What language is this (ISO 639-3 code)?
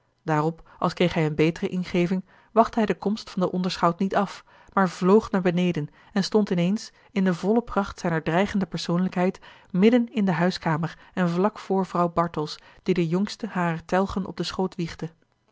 nld